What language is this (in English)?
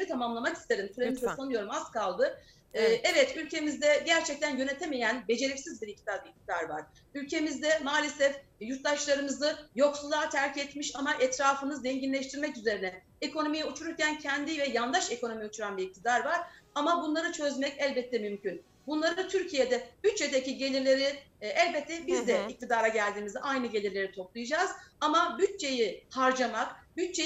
Turkish